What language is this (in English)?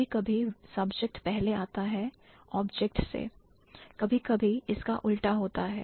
Hindi